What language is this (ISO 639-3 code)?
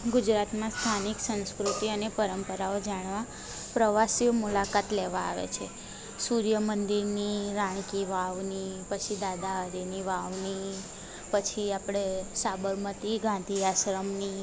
guj